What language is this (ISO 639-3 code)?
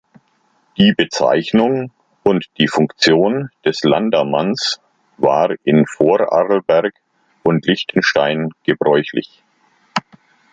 deu